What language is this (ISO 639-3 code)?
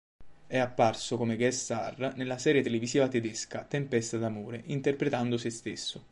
ita